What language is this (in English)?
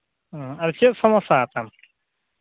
Santali